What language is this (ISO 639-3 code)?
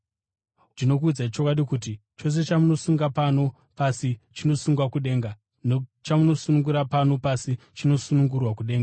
sna